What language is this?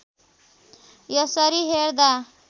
Nepali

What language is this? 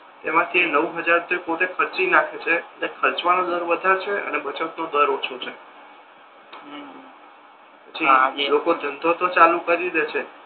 Gujarati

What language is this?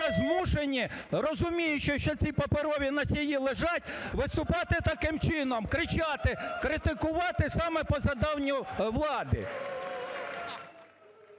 Ukrainian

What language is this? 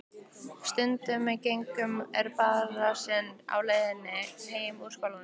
Icelandic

